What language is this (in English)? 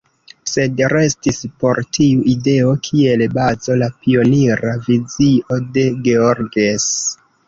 Esperanto